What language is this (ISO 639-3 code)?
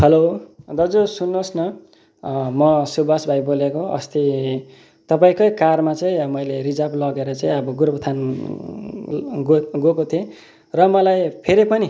nep